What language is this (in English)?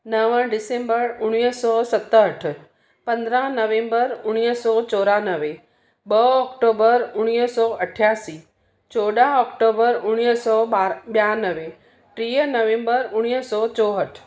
Sindhi